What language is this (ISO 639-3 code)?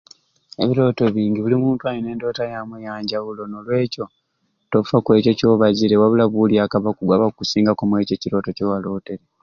ruc